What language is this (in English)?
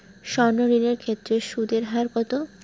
Bangla